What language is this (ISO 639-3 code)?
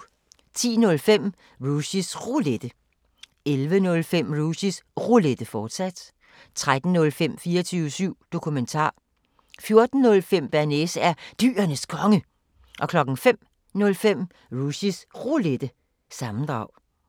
dan